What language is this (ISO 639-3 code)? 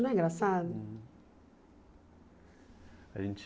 por